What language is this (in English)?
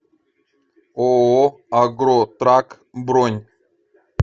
Russian